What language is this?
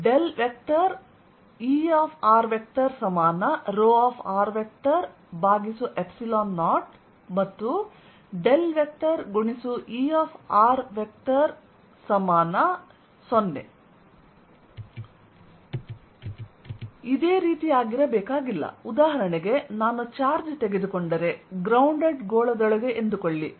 Kannada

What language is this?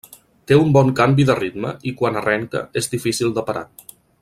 Catalan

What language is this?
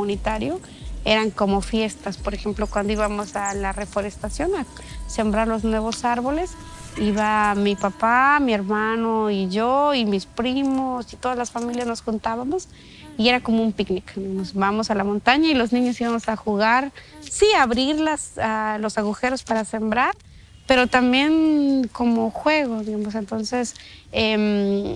Spanish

